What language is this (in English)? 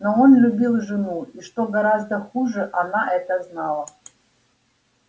Russian